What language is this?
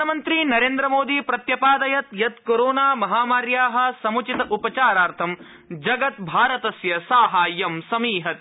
Sanskrit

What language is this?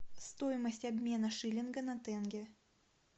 Russian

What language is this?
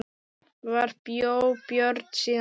Icelandic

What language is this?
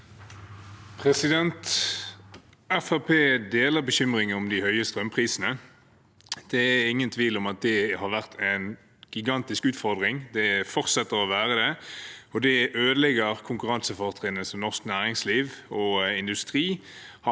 Norwegian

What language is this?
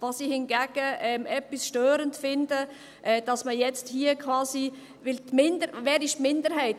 Swiss German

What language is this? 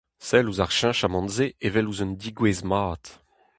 Breton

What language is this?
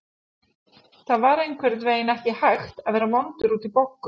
Icelandic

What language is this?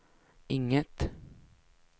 Swedish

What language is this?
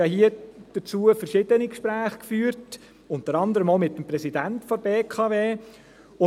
Swiss German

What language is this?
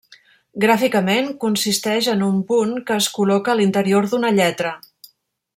Catalan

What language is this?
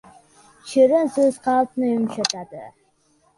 Uzbek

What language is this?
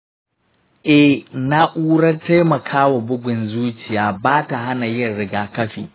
Hausa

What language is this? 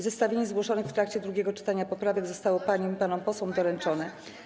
Polish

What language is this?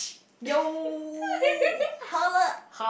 English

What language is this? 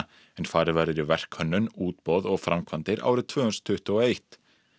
Icelandic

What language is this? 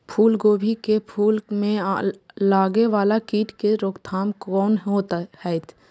Maithili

